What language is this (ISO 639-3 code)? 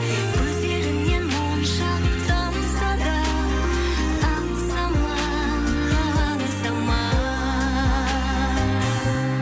kaz